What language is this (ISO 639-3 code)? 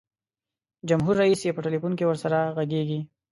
pus